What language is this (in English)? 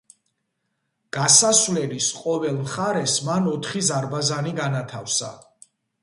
Georgian